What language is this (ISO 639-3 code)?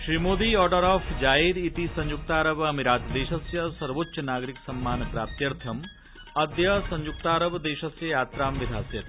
san